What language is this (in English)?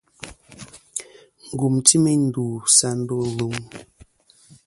Kom